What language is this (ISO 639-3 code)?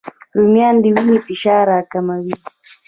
pus